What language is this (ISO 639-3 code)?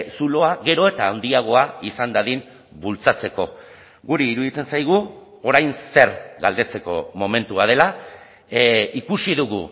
eus